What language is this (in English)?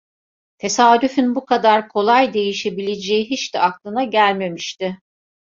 Turkish